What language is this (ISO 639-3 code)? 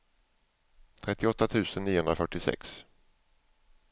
swe